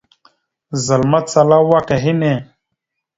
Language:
Mada (Cameroon)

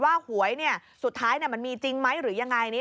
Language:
Thai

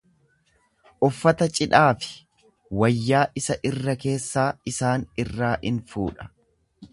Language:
Oromo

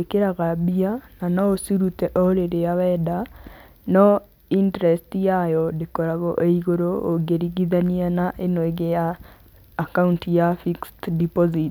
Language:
Kikuyu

